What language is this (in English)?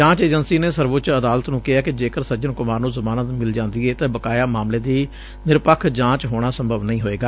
Punjabi